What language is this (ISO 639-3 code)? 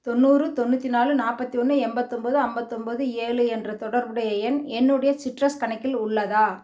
tam